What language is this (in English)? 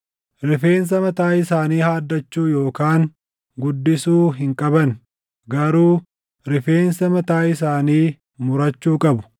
Oromo